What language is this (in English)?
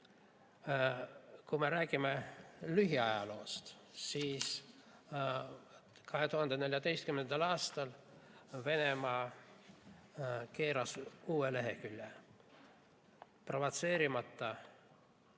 Estonian